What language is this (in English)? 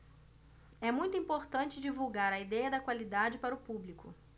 Portuguese